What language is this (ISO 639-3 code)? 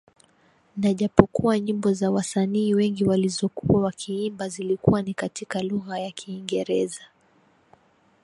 swa